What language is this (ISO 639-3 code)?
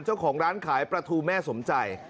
tha